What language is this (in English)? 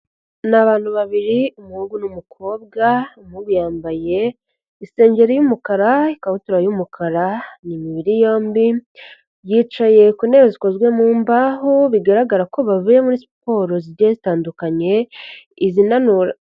Kinyarwanda